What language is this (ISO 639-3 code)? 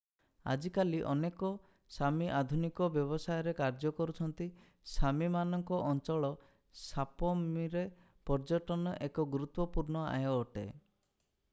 ori